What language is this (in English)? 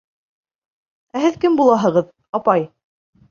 Bashkir